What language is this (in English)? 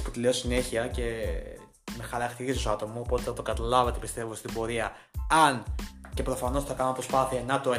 Greek